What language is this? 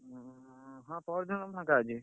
Odia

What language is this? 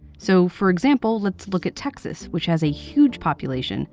English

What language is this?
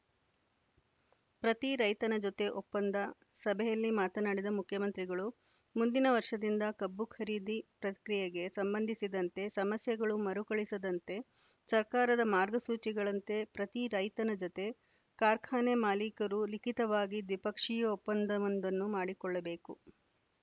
Kannada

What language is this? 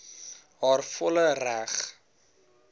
Afrikaans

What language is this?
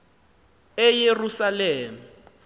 Xhosa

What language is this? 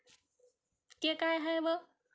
Marathi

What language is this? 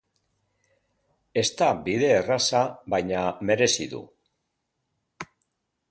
Basque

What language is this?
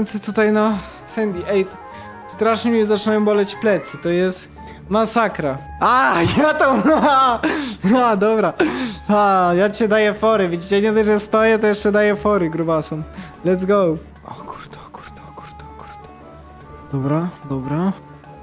Polish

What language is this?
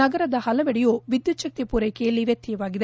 Kannada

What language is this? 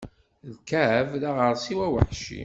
Kabyle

